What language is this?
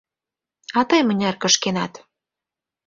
Mari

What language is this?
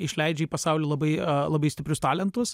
Lithuanian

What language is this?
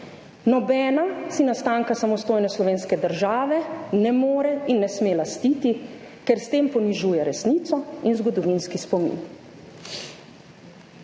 Slovenian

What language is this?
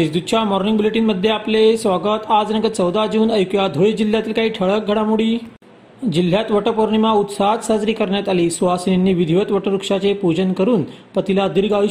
Marathi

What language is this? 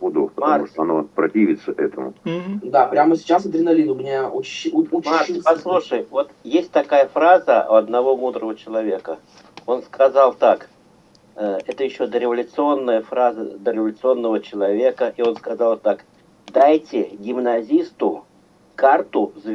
Russian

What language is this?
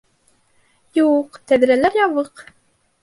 Bashkir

